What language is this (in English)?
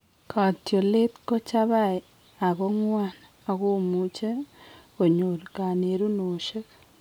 Kalenjin